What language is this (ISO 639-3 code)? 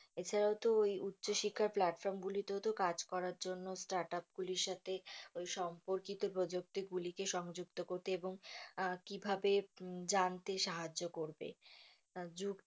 ben